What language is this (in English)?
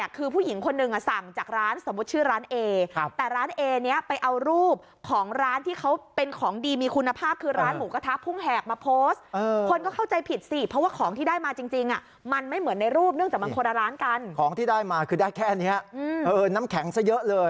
Thai